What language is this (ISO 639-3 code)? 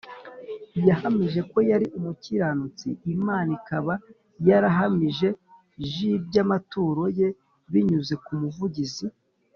kin